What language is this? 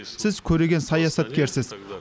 Kazakh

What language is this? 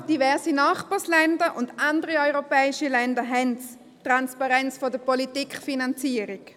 Swiss German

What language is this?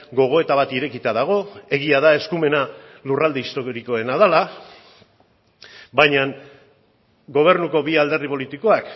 Basque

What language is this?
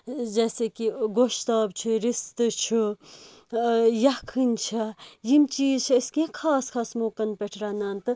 Kashmiri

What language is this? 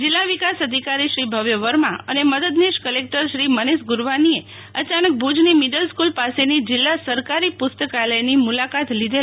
Gujarati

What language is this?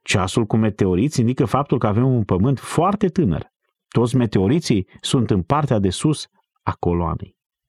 Romanian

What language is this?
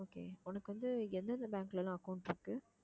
Tamil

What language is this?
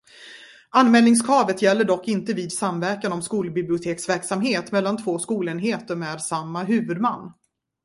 Swedish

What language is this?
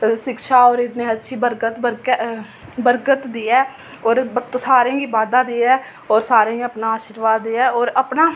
Dogri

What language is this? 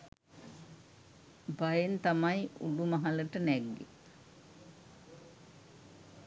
Sinhala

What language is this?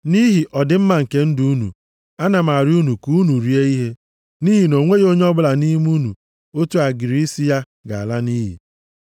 Igbo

